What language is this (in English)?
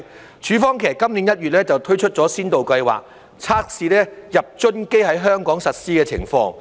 Cantonese